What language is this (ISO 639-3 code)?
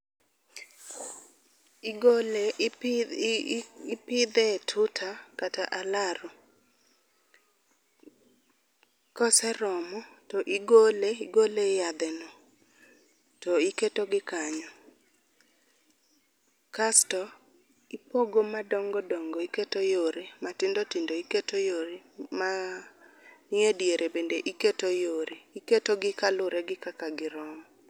luo